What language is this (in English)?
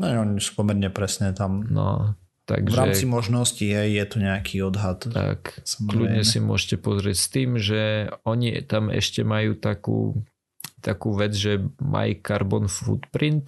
Slovak